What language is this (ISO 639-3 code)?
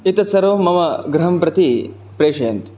san